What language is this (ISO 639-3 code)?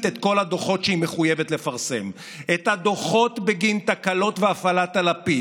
heb